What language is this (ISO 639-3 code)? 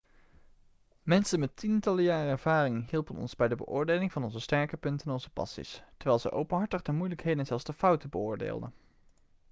nld